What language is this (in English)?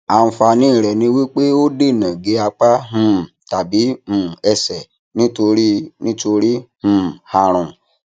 Yoruba